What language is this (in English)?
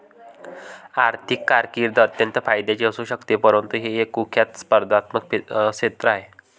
Marathi